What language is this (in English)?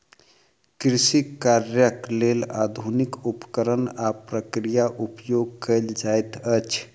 Maithili